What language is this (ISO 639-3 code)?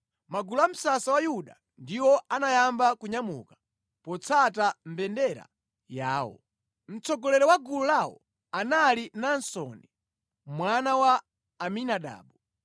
nya